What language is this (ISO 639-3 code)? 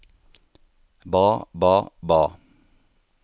nor